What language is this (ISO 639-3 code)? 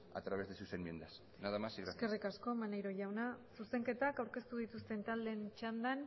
eus